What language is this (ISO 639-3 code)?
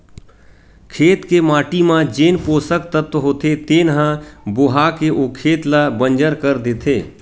hne